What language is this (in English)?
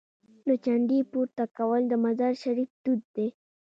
Pashto